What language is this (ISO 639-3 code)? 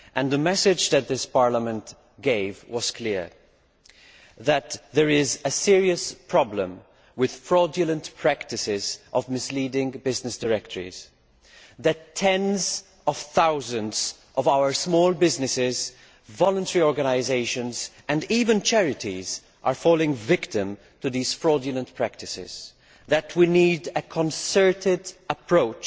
eng